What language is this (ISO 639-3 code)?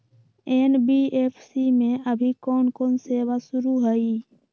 mag